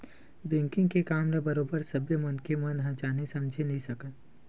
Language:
Chhattisgarhi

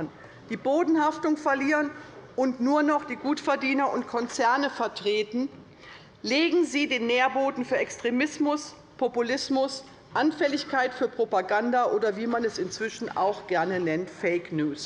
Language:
German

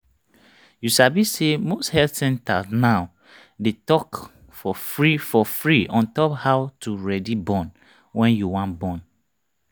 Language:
Nigerian Pidgin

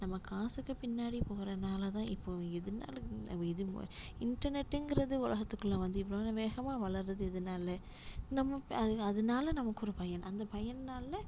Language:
Tamil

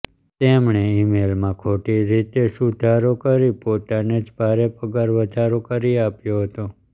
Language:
Gujarati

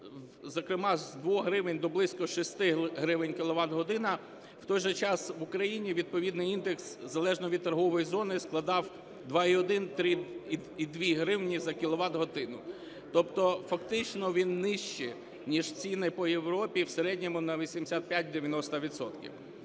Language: Ukrainian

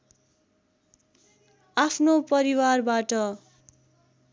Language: Nepali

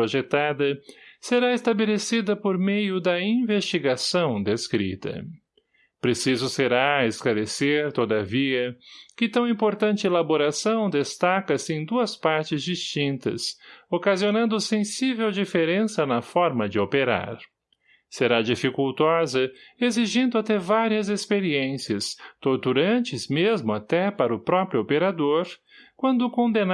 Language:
Portuguese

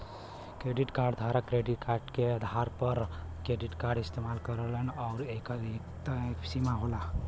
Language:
Bhojpuri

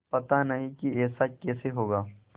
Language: Hindi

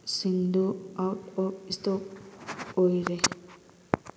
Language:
Manipuri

